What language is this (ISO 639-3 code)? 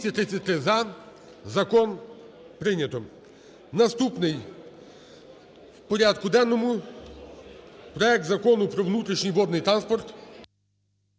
ukr